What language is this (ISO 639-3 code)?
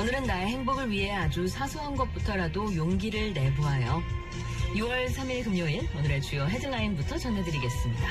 kor